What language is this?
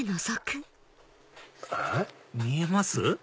Japanese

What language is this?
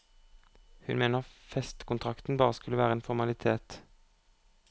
Norwegian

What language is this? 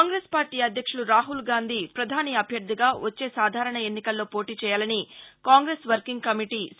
Telugu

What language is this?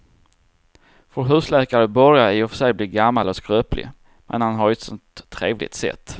Swedish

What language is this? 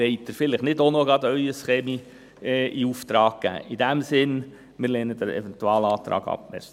Swiss German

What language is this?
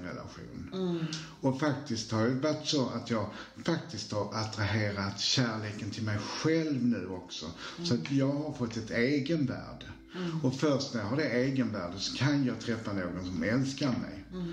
Swedish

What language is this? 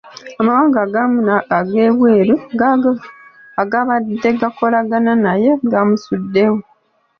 Ganda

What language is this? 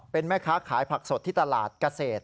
Thai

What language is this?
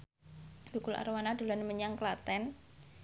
Javanese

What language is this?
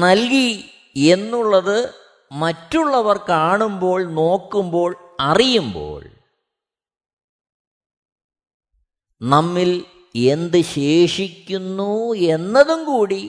Malayalam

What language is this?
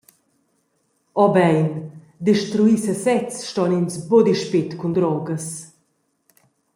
Romansh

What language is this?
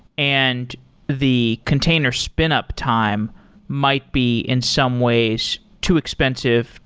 English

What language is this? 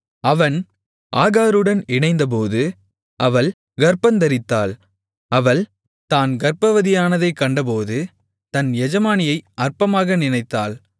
Tamil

